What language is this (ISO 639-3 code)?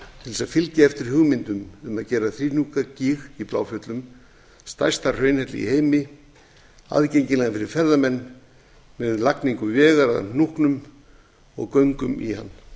isl